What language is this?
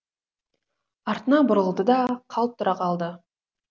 Kazakh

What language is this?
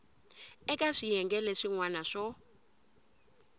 Tsonga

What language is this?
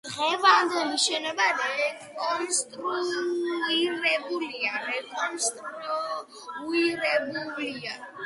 Georgian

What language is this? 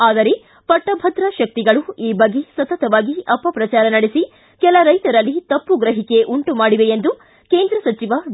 Kannada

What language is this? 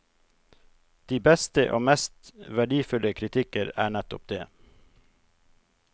Norwegian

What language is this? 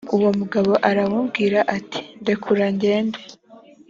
Kinyarwanda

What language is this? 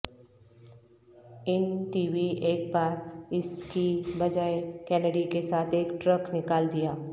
Urdu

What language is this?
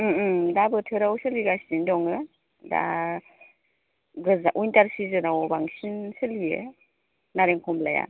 Bodo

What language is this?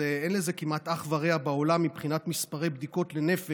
Hebrew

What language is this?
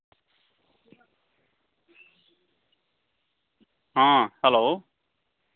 Santali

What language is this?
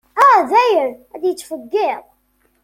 Kabyle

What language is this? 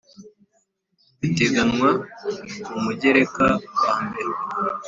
Kinyarwanda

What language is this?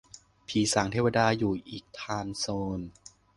Thai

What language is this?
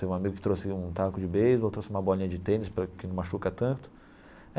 Portuguese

